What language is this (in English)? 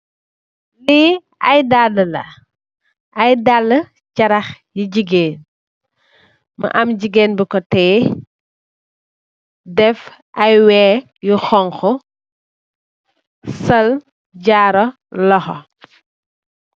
Wolof